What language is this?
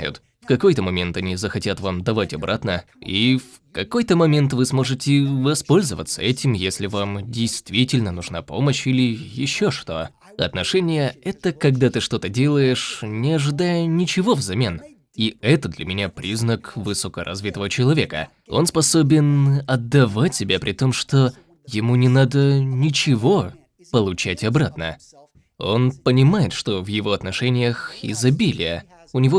Russian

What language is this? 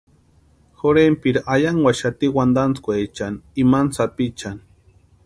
Western Highland Purepecha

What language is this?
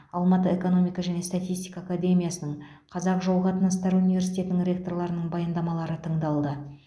Kazakh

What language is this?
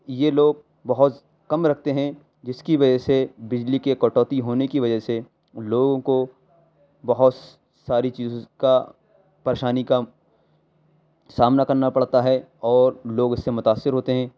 Urdu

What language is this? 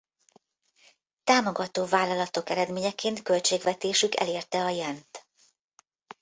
Hungarian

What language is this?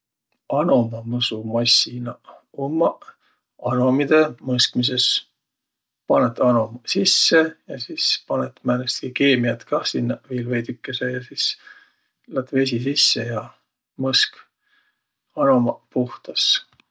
Võro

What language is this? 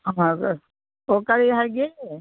Manipuri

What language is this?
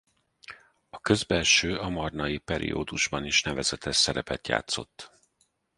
Hungarian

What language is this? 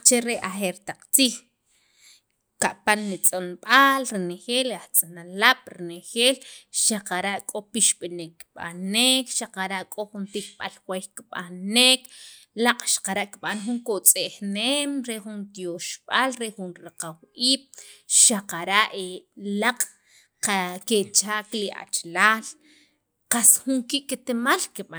Sacapulteco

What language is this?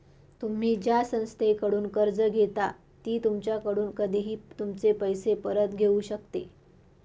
Marathi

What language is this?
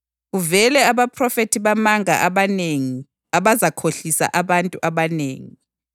North Ndebele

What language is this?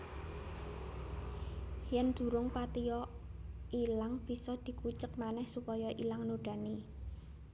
Javanese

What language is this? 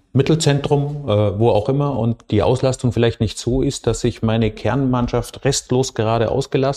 German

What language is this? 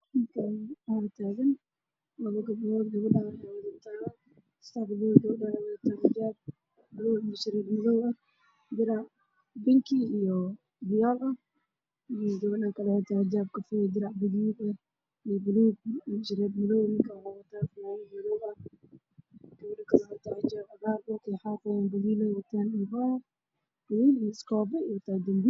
Somali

